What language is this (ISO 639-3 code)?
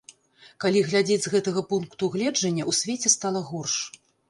bel